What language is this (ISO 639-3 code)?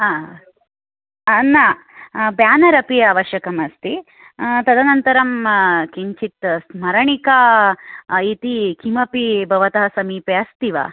san